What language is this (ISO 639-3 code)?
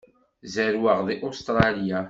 kab